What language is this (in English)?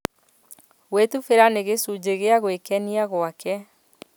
Kikuyu